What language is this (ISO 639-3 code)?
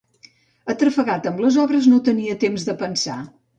cat